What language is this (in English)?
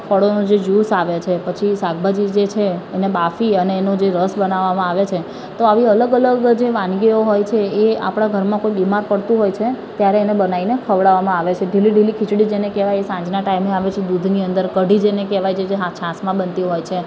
Gujarati